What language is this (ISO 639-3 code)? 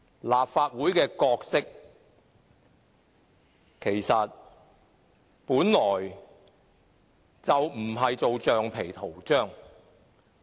yue